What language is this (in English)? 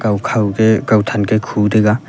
Wancho Naga